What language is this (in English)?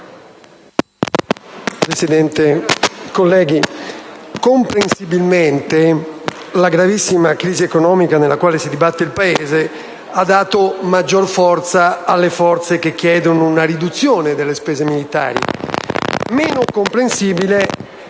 Italian